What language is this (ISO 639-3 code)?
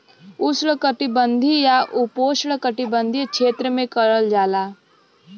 bho